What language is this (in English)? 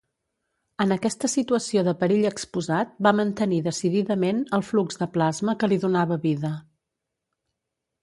Catalan